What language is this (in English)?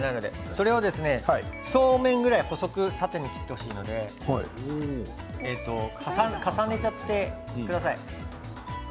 Japanese